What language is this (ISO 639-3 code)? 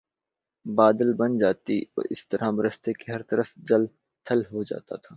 urd